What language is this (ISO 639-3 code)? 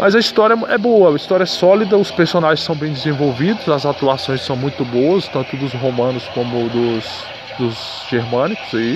por